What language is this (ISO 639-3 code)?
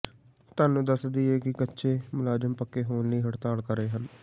pan